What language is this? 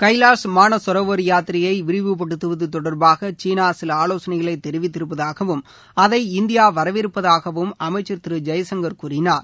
Tamil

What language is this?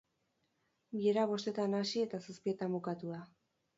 Basque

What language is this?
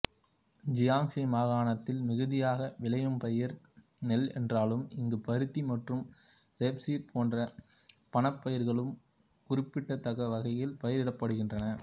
Tamil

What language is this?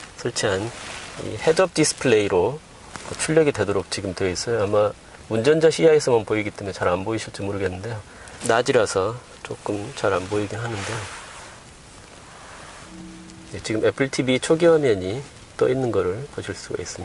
Korean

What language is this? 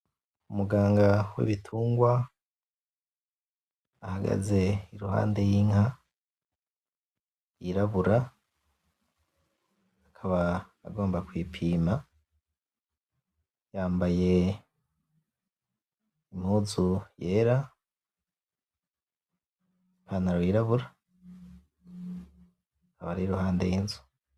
Rundi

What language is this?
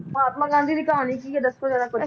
Punjabi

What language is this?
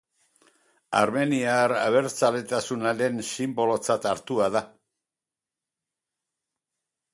Basque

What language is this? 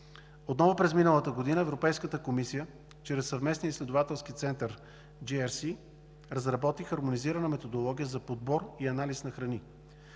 Bulgarian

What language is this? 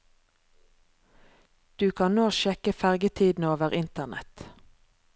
Norwegian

